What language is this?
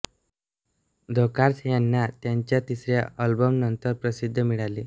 Marathi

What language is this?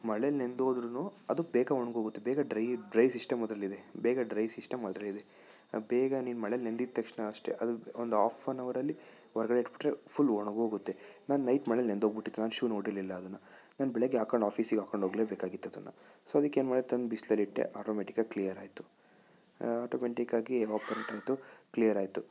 Kannada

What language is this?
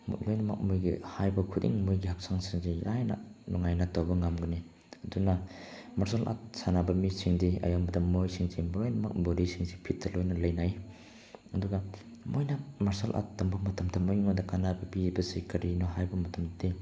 Manipuri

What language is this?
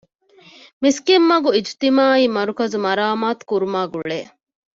Divehi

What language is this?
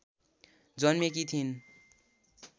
Nepali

